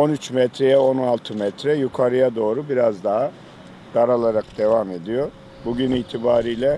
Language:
Turkish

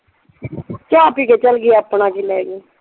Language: Punjabi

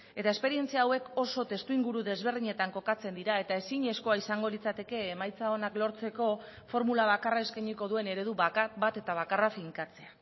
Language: Basque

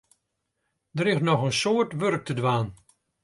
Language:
Western Frisian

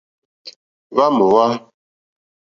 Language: Mokpwe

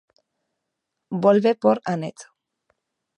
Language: Galician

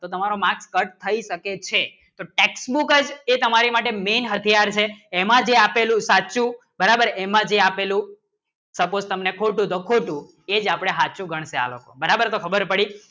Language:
Gujarati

